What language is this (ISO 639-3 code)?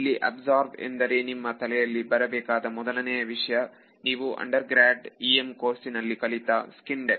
kan